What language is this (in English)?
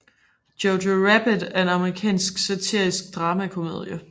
Danish